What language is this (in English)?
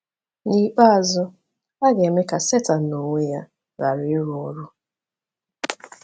Igbo